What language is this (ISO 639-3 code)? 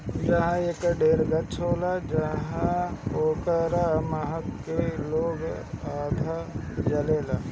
bho